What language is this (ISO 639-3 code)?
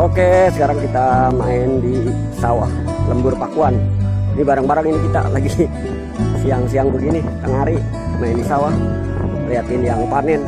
ind